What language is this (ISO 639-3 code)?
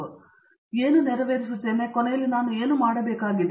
kan